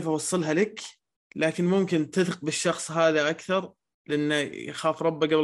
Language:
Arabic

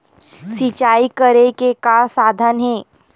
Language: Chhattisgarhi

